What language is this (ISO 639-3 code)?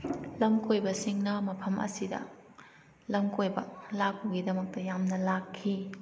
mni